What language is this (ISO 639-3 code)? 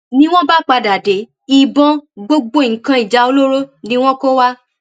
yor